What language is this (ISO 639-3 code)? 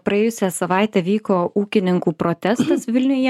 lit